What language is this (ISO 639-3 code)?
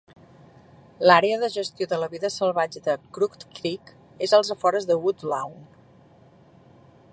cat